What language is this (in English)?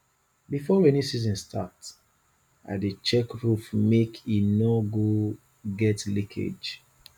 Nigerian Pidgin